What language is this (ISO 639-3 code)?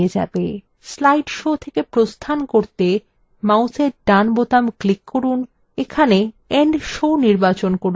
ben